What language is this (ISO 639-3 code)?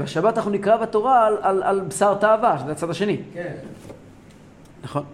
heb